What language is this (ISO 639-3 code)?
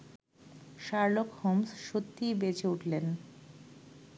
ben